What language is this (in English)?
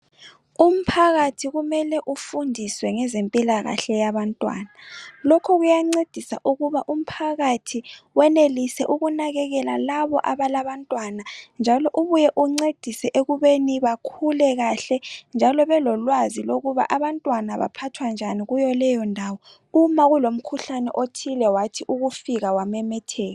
North Ndebele